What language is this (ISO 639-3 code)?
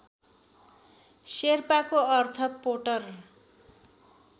nep